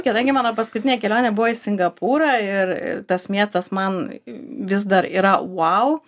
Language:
Lithuanian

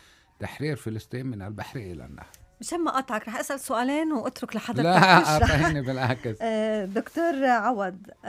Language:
Arabic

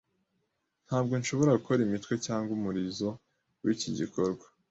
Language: Kinyarwanda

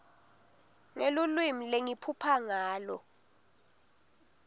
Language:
Swati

